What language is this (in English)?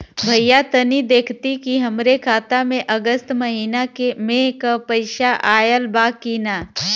Bhojpuri